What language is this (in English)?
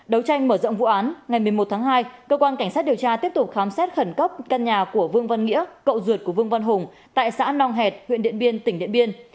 Vietnamese